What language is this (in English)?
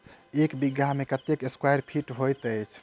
Maithili